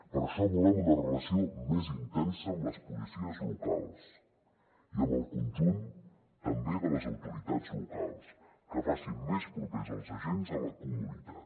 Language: Catalan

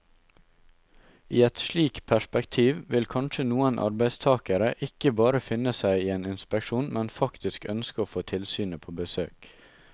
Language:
Norwegian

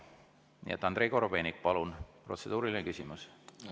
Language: Estonian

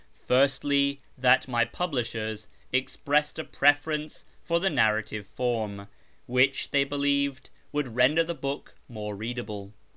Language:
English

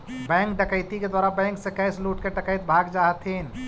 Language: Magahi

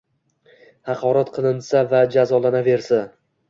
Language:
Uzbek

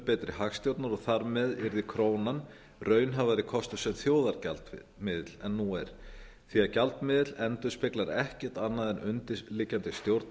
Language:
Icelandic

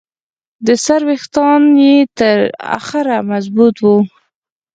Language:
Pashto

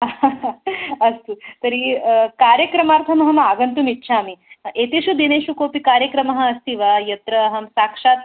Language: Sanskrit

